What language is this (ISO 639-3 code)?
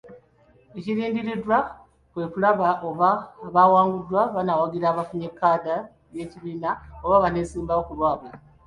lug